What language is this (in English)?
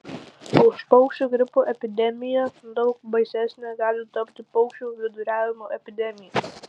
Lithuanian